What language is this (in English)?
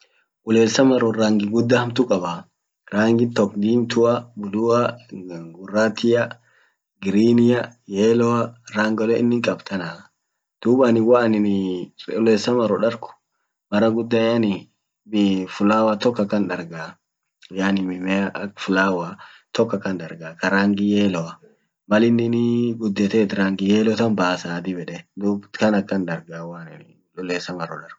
Orma